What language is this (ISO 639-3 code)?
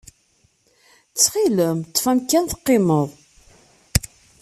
kab